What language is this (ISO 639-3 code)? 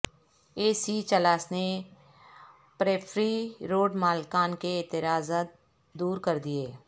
urd